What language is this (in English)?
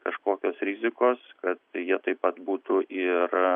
Lithuanian